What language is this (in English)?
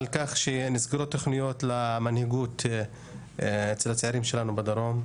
Hebrew